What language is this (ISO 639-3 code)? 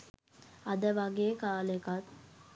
sin